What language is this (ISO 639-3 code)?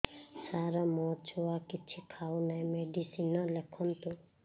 ori